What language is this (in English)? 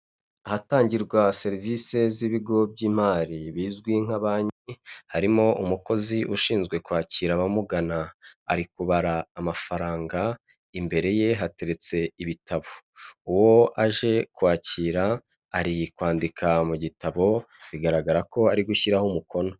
Kinyarwanda